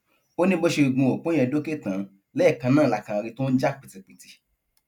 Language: Yoruba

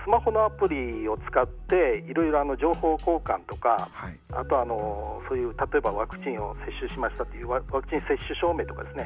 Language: Japanese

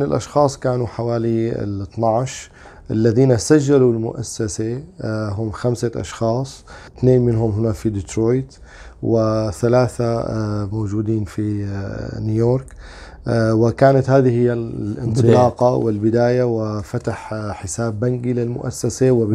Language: Arabic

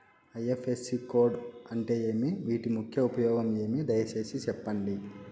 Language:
Telugu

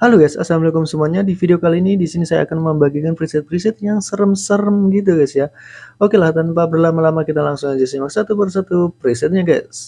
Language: Indonesian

